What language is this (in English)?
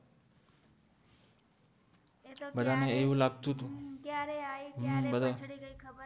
Gujarati